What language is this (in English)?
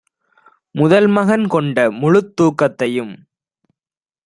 Tamil